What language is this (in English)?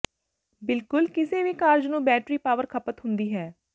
Punjabi